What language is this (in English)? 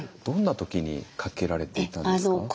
Japanese